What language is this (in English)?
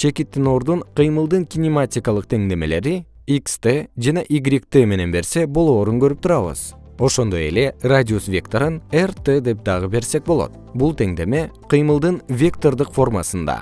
Kyrgyz